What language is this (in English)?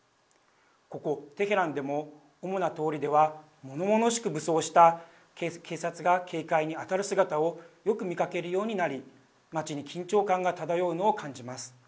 Japanese